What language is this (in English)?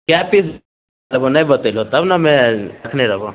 Maithili